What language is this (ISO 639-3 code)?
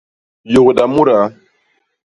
bas